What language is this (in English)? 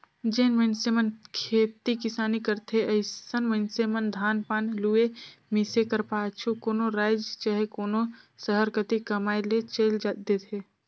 Chhattisgarhi